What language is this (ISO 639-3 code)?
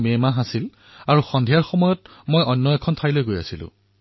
asm